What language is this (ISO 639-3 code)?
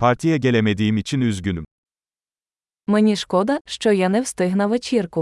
tur